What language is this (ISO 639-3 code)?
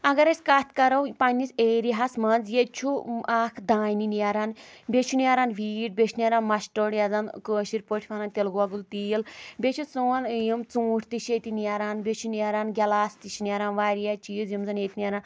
kas